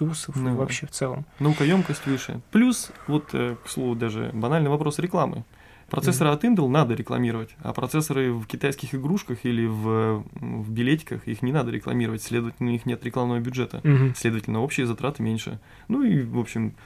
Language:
Russian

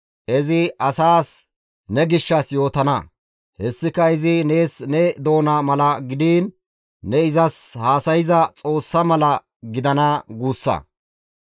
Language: Gamo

